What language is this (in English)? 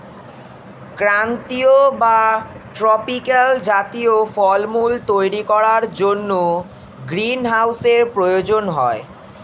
Bangla